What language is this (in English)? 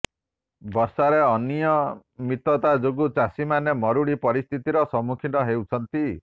Odia